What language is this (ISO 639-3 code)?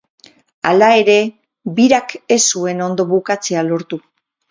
eus